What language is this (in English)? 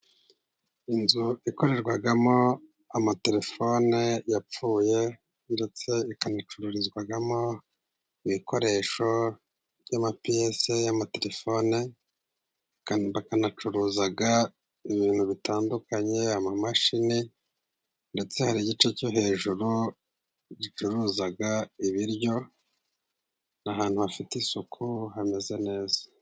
Kinyarwanda